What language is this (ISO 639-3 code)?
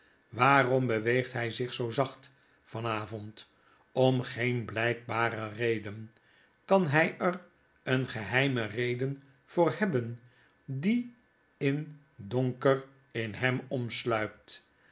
nld